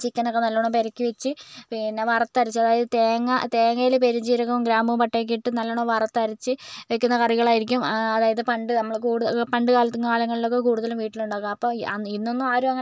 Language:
Malayalam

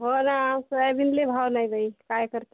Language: Marathi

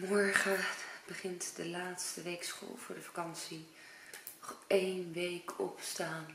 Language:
Dutch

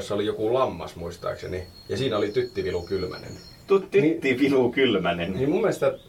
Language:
Finnish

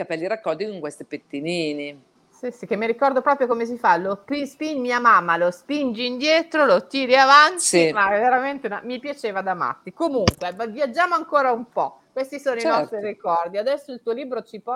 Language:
Italian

